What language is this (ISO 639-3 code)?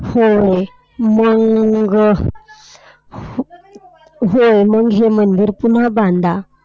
mar